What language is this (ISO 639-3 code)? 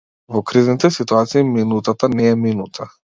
mkd